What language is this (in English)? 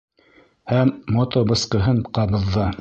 Bashkir